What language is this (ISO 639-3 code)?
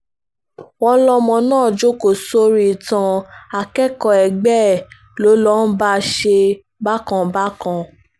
yor